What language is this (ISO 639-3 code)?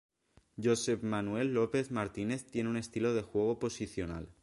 spa